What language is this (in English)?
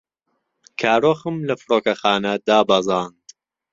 Central Kurdish